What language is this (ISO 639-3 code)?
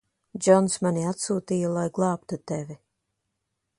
lav